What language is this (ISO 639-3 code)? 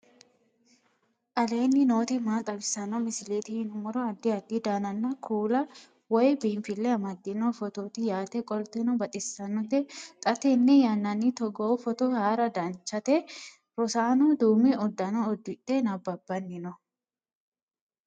sid